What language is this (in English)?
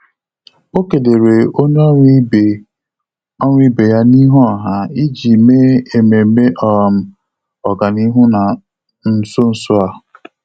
Igbo